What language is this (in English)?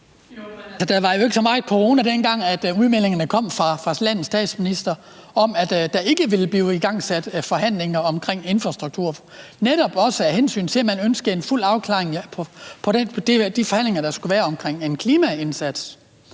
Danish